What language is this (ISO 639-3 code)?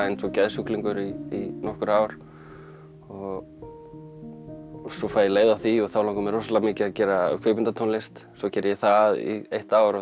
isl